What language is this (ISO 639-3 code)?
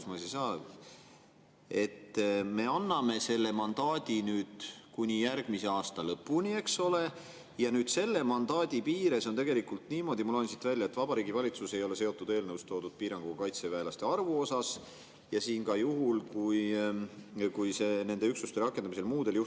est